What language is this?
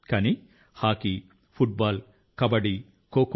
Telugu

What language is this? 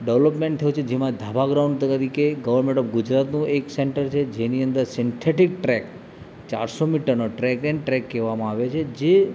Gujarati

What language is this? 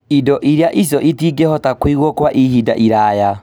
Kikuyu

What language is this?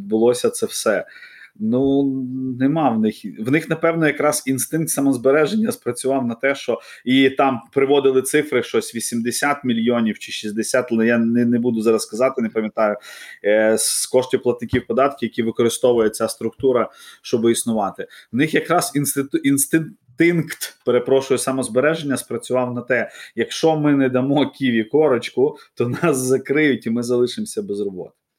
Ukrainian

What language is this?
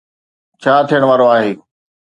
Sindhi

